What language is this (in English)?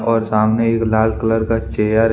Hindi